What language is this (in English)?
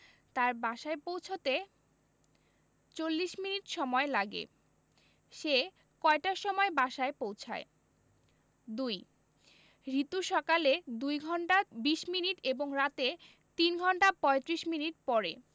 Bangla